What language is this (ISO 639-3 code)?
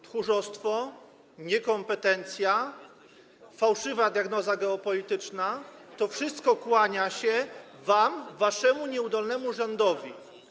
pol